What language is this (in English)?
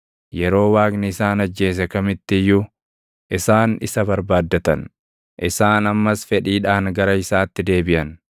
Oromo